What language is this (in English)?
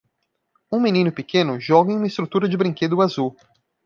Portuguese